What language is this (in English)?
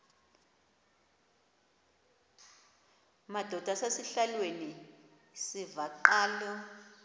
Xhosa